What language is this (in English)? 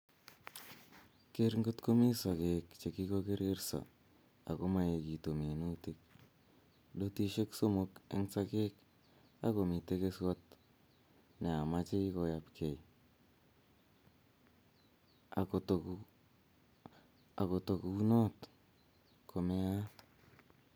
Kalenjin